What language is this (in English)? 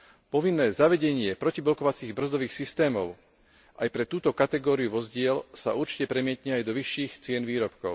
Slovak